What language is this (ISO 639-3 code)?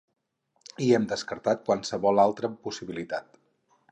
cat